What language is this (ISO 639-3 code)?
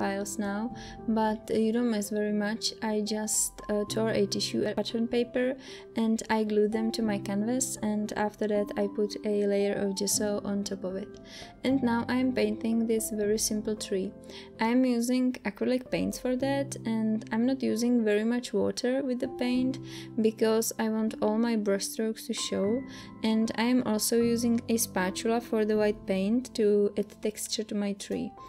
eng